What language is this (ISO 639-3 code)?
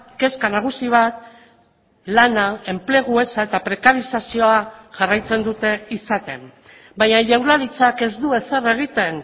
eus